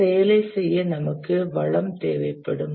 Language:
Tamil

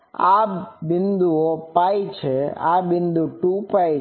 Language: Gujarati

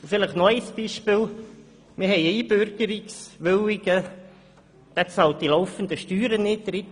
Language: Swiss German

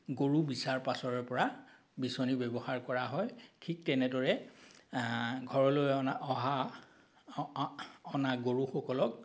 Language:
Assamese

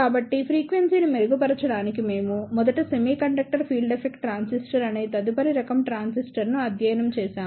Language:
Telugu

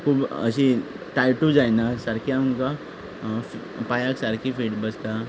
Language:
Konkani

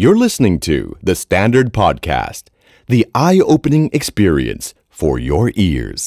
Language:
Thai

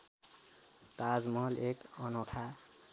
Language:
Nepali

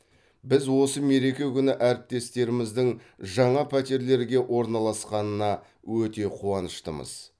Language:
Kazakh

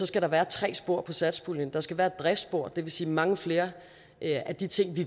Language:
Danish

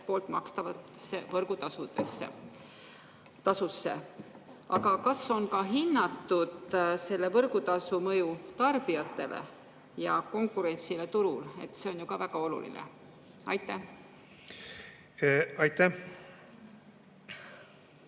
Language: Estonian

